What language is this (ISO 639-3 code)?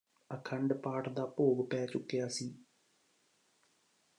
pan